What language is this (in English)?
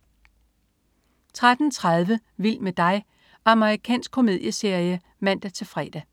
Danish